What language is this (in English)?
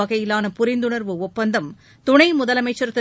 Tamil